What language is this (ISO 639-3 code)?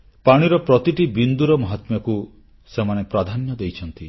ori